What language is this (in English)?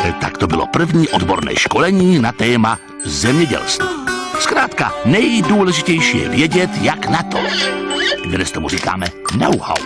Czech